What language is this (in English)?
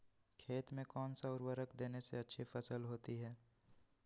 Magahi